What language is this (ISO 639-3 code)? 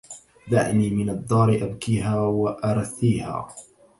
ara